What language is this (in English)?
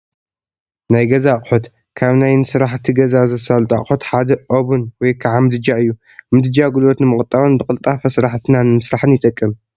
Tigrinya